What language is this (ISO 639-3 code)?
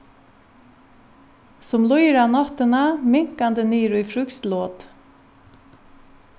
fao